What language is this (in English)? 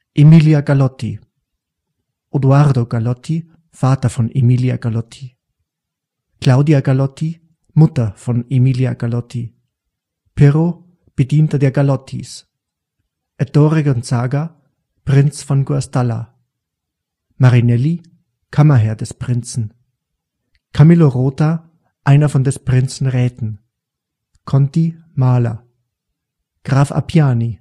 German